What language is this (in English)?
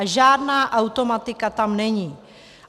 Czech